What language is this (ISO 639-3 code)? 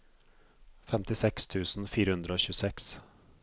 nor